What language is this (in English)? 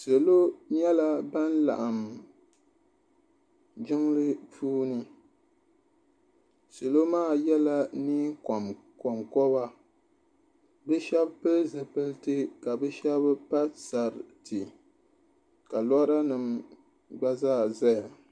Dagbani